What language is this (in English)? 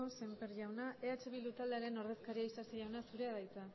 Basque